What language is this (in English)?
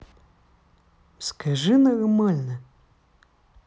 Russian